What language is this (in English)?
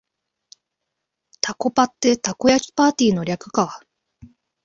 Japanese